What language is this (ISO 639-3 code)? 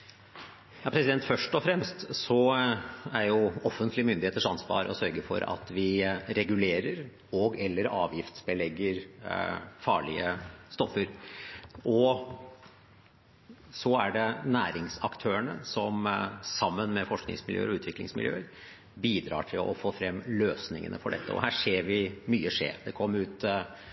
nob